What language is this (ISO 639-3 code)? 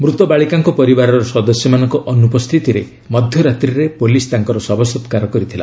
ori